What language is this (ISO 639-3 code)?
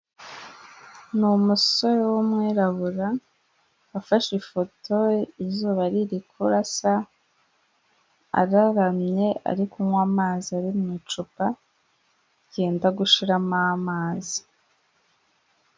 kin